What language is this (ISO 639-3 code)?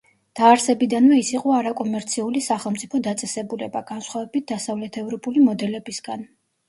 kat